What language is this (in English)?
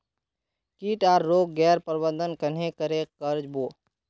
Magahi